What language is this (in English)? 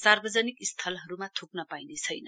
Nepali